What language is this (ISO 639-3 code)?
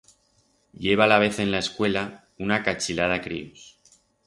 arg